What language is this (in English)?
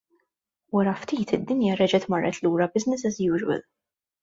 Maltese